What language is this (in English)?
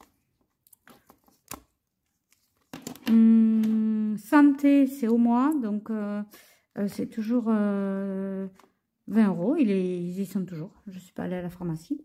French